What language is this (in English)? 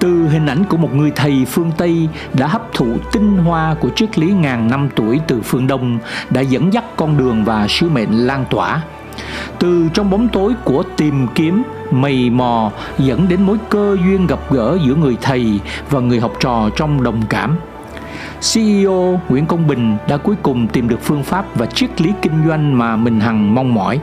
Vietnamese